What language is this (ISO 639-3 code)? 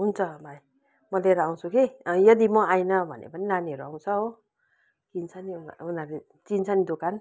nep